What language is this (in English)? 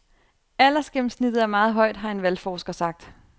Danish